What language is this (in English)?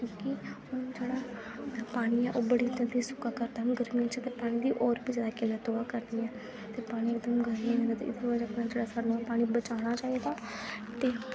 Dogri